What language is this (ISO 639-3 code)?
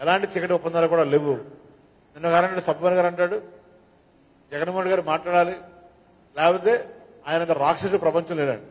tel